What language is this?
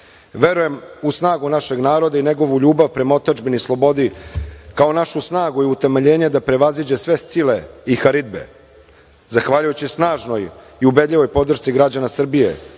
Serbian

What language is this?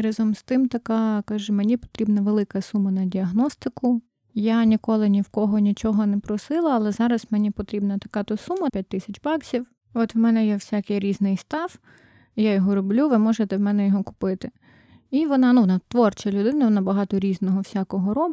Ukrainian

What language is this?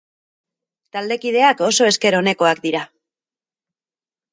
Basque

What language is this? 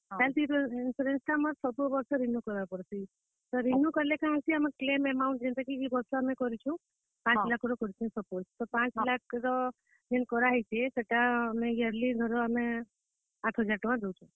Odia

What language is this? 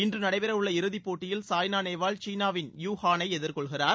Tamil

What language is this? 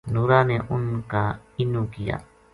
Gujari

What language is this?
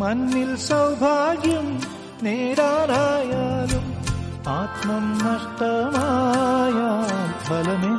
Malayalam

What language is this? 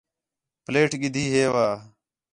Khetrani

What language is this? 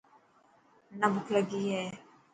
Dhatki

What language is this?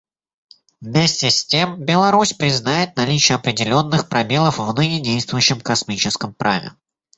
Russian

